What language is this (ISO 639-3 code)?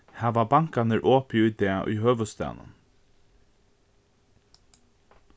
fao